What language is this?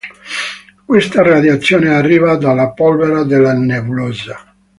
Italian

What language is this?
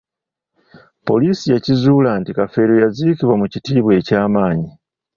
Ganda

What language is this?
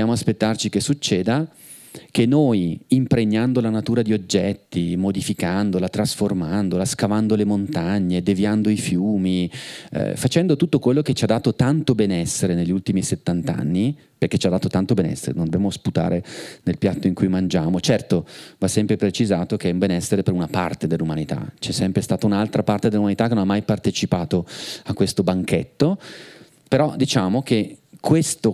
Italian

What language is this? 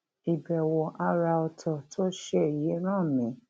Yoruba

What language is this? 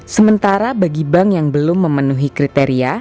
Indonesian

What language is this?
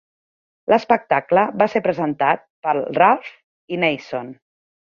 Catalan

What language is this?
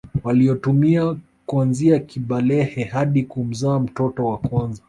Swahili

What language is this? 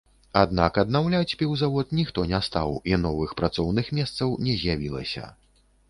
Belarusian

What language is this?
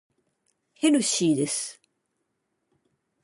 Japanese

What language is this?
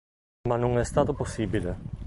Italian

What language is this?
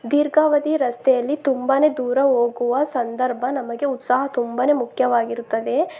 Kannada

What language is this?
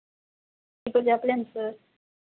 Telugu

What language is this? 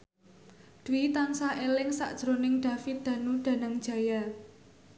Javanese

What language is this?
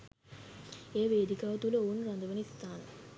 Sinhala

